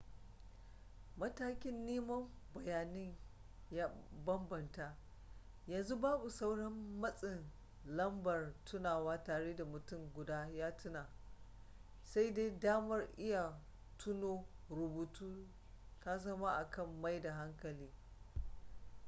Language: Hausa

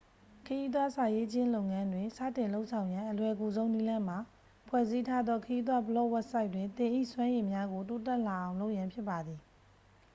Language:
Burmese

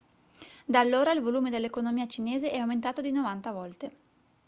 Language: Italian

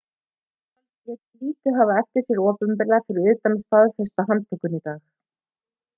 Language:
Icelandic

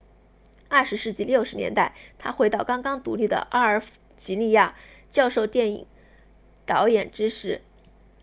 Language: Chinese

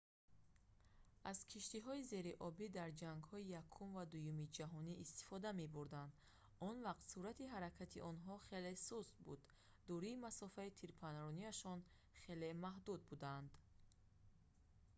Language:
Tajik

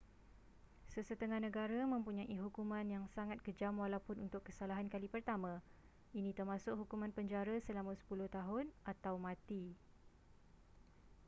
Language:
Malay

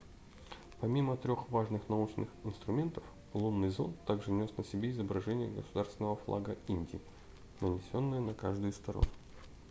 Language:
Russian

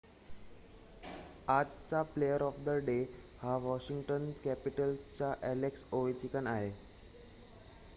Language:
Marathi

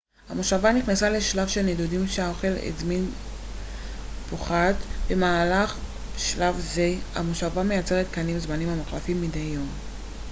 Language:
Hebrew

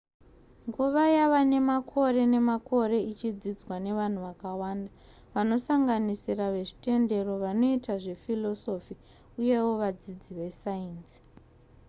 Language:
Shona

